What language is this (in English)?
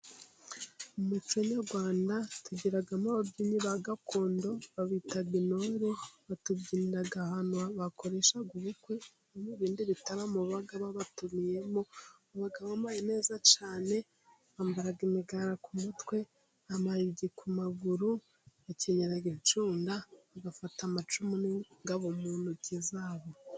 Kinyarwanda